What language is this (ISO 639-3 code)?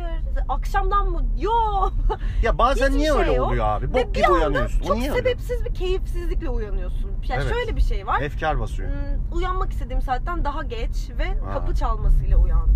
tur